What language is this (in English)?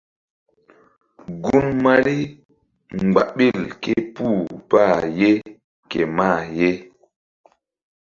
Mbum